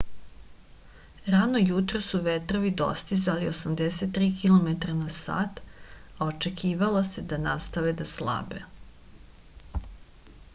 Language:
Serbian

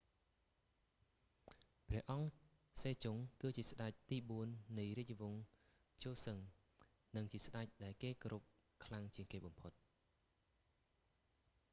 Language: Khmer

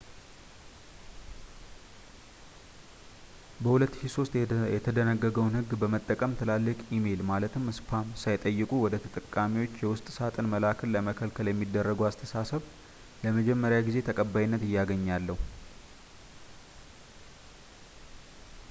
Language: Amharic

